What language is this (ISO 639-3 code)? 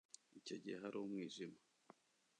kin